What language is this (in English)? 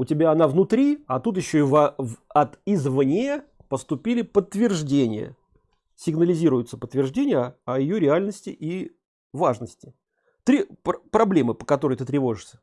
Russian